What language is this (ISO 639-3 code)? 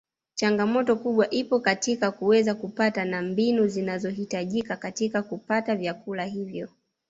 swa